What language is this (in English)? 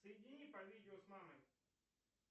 Russian